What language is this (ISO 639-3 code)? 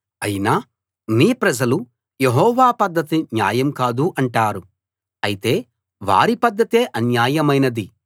tel